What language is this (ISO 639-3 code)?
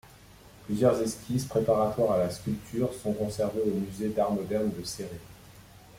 fra